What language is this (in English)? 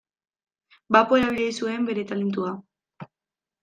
Basque